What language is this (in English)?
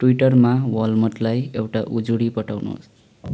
Nepali